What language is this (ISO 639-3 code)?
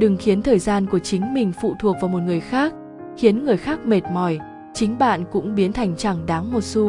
vie